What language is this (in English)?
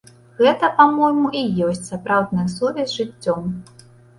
Belarusian